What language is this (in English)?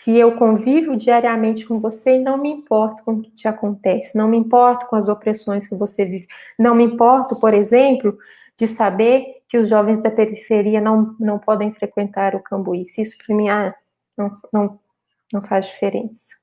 Portuguese